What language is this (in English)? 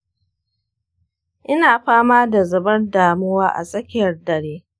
Hausa